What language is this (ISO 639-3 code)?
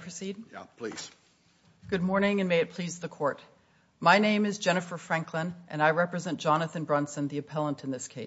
eng